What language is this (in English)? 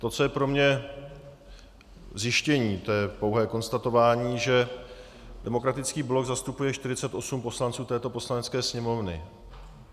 Czech